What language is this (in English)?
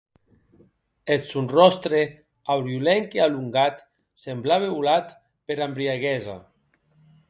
Occitan